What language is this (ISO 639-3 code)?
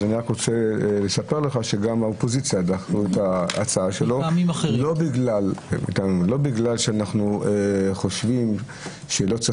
heb